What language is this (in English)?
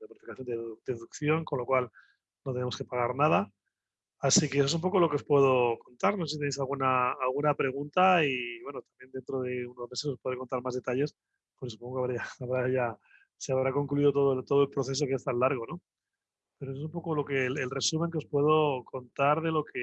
Spanish